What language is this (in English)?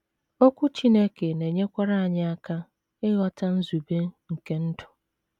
Igbo